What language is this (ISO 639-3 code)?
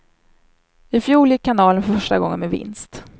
swe